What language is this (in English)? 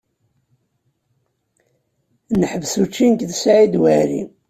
Kabyle